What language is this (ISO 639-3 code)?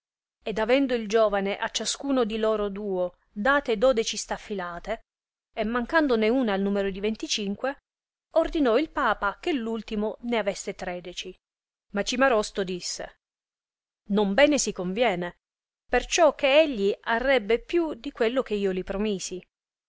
ita